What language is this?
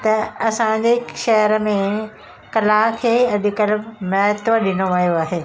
Sindhi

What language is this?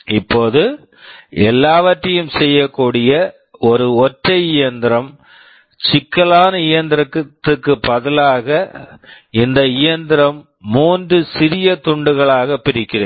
Tamil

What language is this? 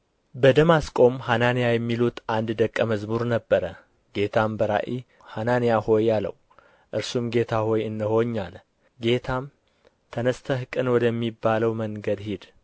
Amharic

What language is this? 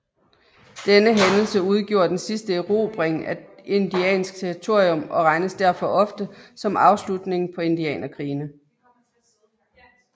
Danish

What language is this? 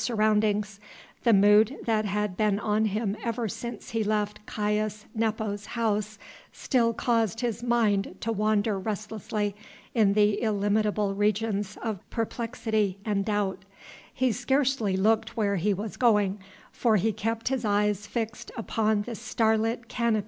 English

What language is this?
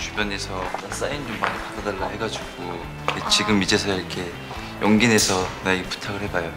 Korean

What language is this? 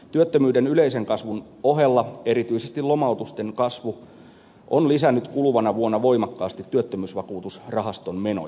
Finnish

